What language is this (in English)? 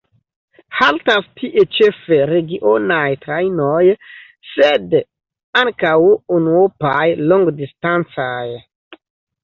Esperanto